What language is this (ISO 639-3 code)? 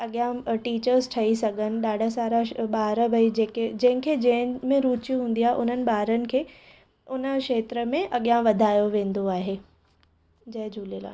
snd